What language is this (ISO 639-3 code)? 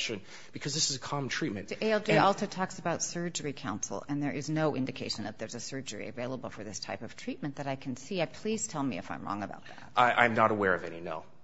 eng